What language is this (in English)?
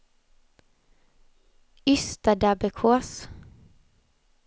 Swedish